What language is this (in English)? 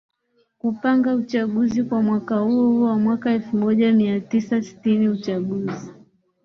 Swahili